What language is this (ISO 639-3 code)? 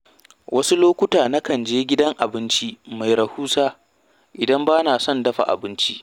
hau